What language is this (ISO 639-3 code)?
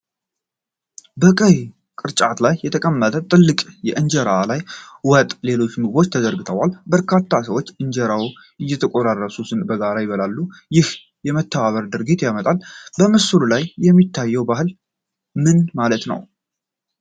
amh